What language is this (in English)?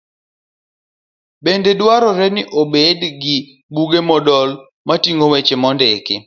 Luo (Kenya and Tanzania)